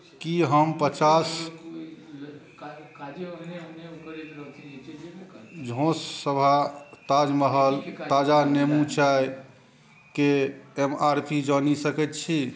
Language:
Maithili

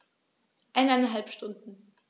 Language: German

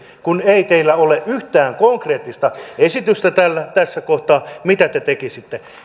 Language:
Finnish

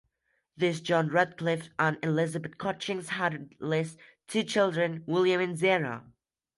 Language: English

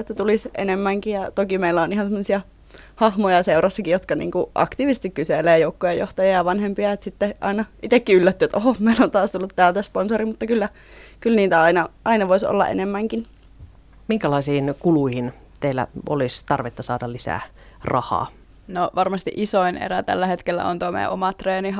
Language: Finnish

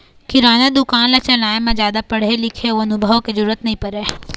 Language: Chhattisgarhi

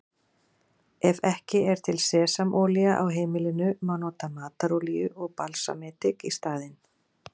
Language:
Icelandic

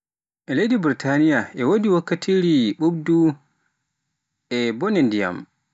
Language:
Pular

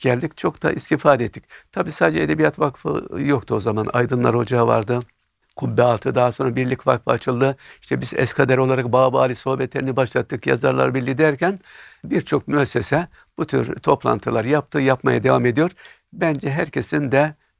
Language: Turkish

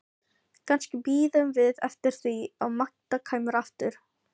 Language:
Icelandic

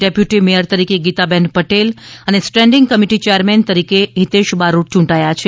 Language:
Gujarati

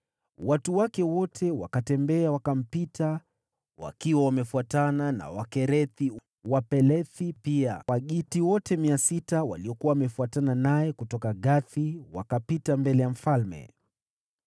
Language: Swahili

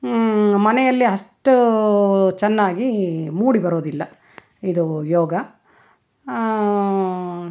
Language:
Kannada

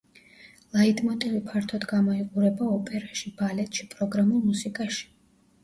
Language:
Georgian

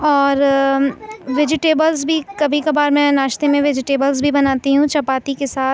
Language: Urdu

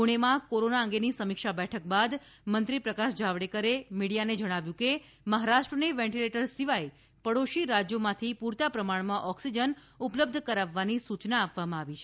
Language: Gujarati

